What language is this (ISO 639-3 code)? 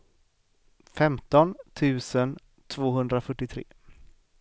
swe